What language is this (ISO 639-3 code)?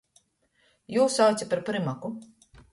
ltg